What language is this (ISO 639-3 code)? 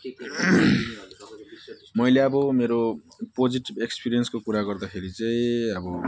nep